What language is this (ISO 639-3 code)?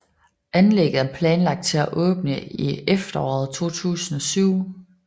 dan